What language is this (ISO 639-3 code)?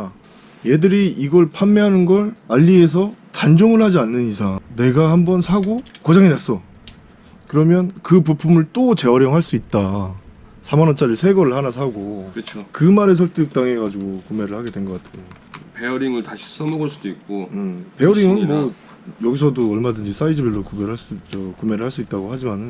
kor